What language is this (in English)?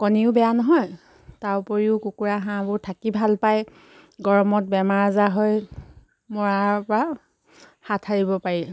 Assamese